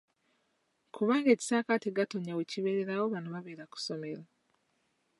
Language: Ganda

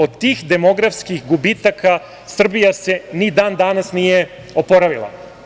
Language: Serbian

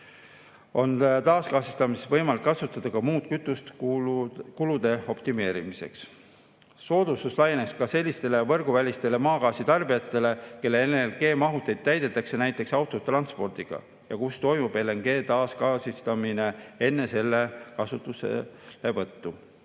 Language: Estonian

